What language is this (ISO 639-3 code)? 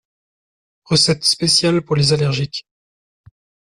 fra